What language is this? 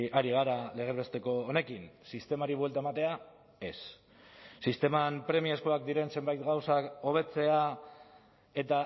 Basque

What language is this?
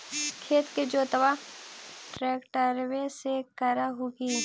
Magahi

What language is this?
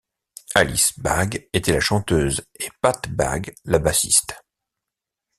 French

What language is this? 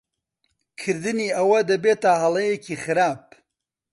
Central Kurdish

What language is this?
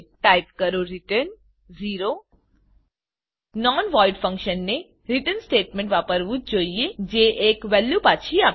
Gujarati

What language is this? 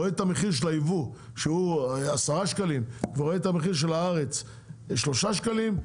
Hebrew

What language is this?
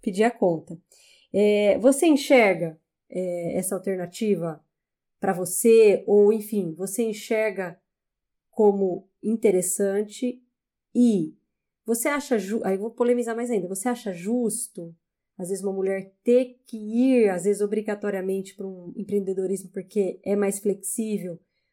Portuguese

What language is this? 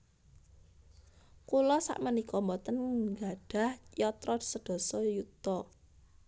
Javanese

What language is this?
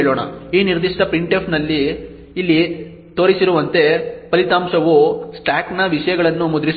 Kannada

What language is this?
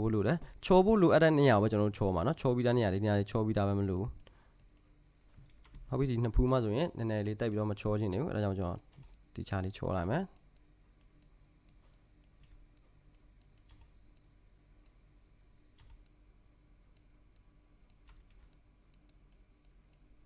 Korean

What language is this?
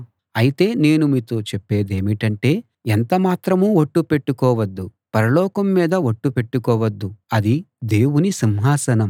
Telugu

